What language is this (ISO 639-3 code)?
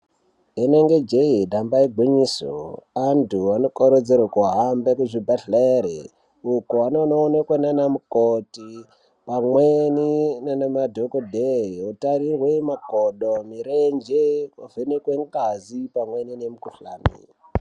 ndc